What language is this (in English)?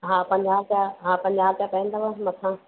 Sindhi